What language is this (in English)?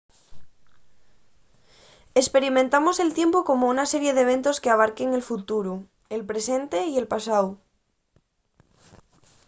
Asturian